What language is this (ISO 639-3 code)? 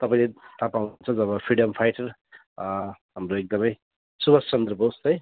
nep